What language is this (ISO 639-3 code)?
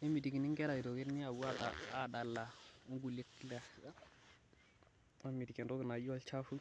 mas